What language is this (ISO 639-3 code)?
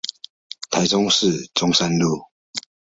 zho